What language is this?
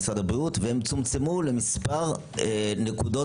Hebrew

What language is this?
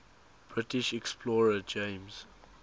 English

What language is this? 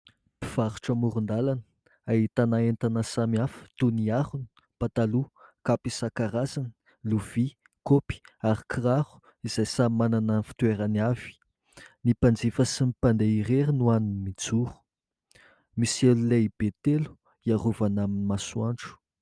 Malagasy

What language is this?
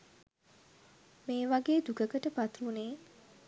Sinhala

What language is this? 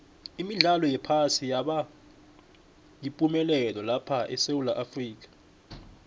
South Ndebele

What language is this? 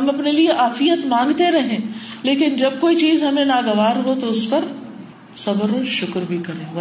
Urdu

